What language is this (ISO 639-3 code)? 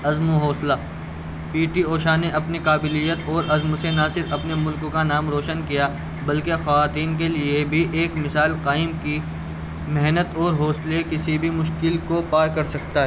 urd